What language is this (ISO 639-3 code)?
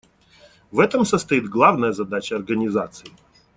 rus